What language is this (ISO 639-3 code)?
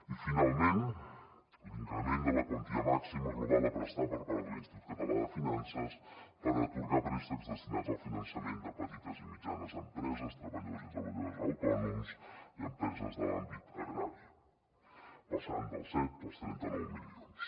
cat